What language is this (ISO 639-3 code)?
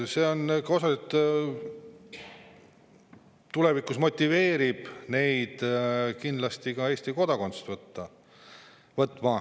est